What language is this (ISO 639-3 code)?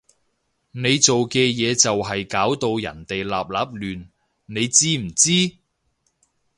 yue